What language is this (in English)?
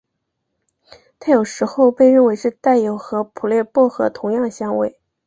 Chinese